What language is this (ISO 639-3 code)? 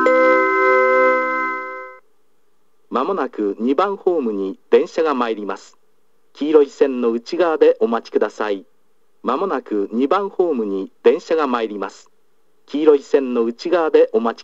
jpn